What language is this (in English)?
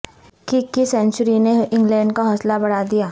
Urdu